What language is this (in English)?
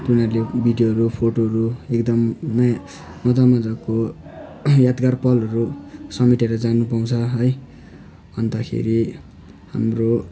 Nepali